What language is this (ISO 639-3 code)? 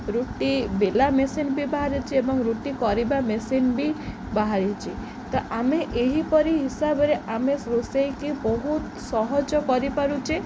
ori